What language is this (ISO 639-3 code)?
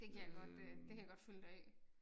dan